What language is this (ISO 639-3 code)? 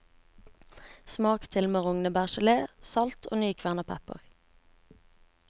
nor